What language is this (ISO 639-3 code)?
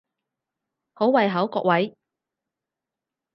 yue